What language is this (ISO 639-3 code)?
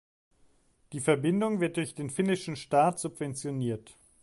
deu